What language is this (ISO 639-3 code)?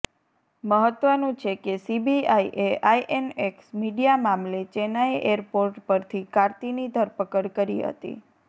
guj